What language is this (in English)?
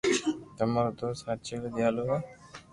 Loarki